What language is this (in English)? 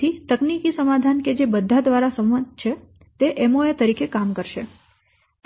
Gujarati